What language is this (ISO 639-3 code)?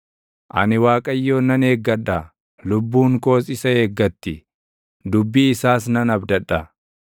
orm